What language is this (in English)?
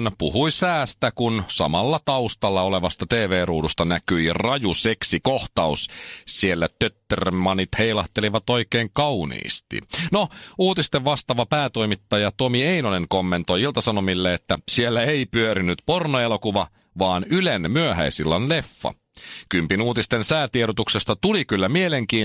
Finnish